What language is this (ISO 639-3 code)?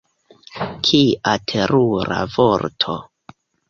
epo